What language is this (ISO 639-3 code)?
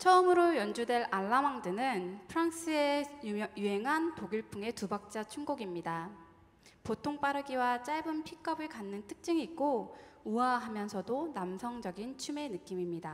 kor